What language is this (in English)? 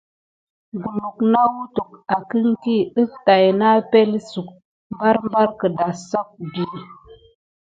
Gidar